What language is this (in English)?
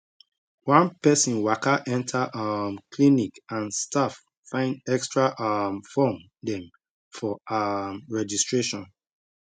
Nigerian Pidgin